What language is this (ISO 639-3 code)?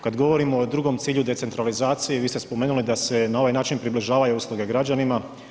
hrv